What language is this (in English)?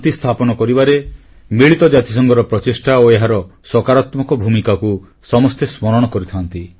Odia